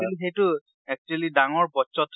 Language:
Assamese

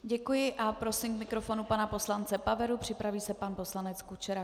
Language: Czech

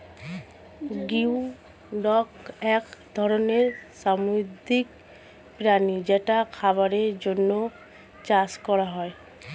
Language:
Bangla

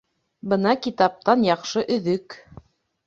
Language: Bashkir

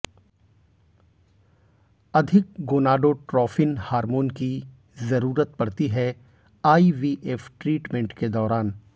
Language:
Hindi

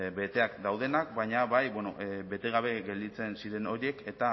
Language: Basque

